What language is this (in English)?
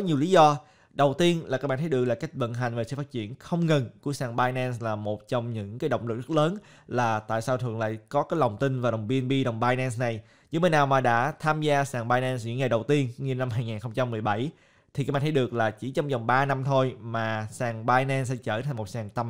Vietnamese